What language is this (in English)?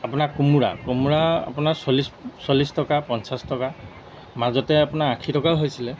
Assamese